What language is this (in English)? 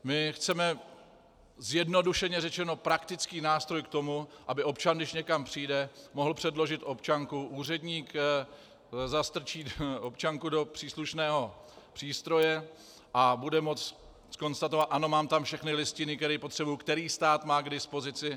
Czech